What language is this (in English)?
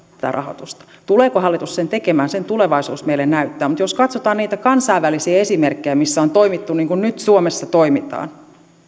Finnish